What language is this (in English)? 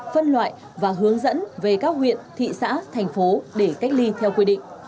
Vietnamese